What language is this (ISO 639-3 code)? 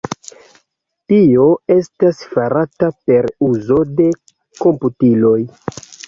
epo